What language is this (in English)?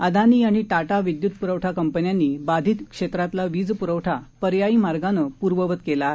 Marathi